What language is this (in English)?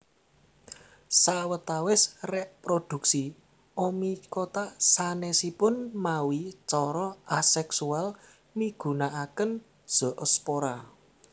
Javanese